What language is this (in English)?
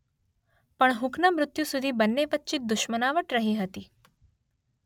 Gujarati